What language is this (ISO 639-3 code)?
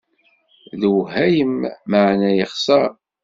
kab